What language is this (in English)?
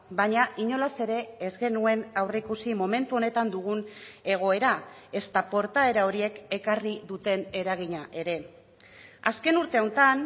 Basque